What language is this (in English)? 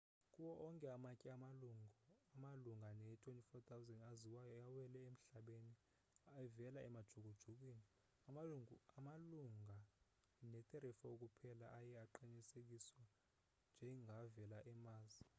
Xhosa